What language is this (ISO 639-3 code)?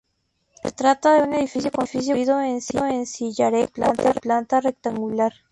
spa